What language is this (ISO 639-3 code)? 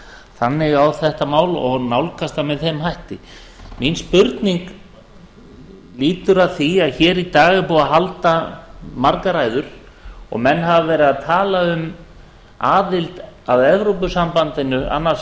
isl